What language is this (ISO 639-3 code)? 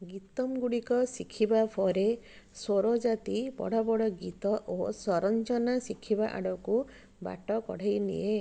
ori